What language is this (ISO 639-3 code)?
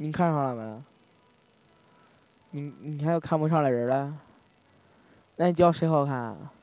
zho